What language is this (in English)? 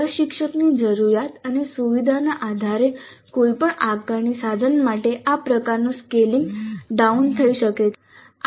Gujarati